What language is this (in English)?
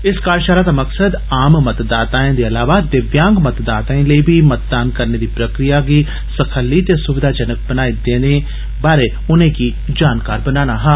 Dogri